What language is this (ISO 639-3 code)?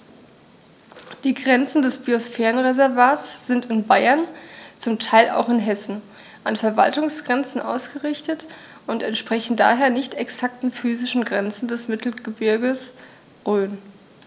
deu